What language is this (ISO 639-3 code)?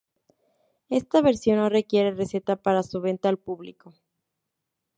spa